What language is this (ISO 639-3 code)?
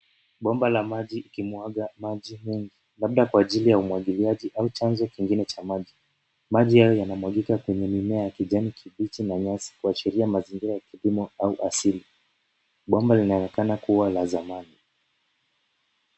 swa